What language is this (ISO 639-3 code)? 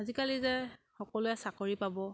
asm